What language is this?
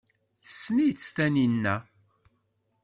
Kabyle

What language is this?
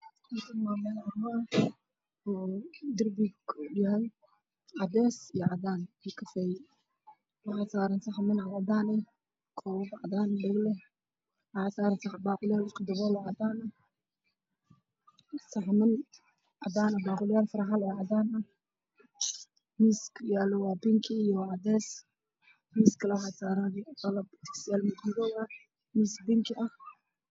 Somali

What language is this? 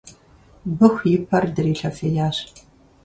Kabardian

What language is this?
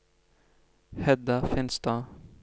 Norwegian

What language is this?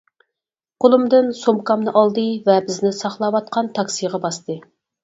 Uyghur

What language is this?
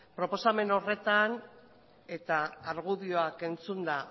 Basque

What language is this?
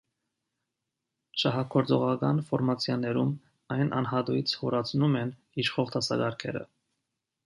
Armenian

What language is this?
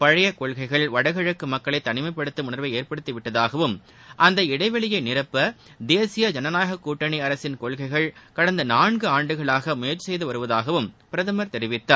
Tamil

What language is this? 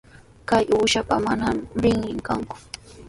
Sihuas Ancash Quechua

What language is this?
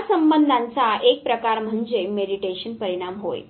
Marathi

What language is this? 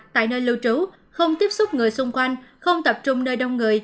Vietnamese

